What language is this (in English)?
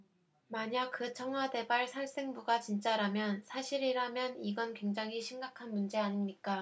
Korean